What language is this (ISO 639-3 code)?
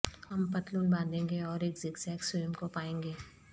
urd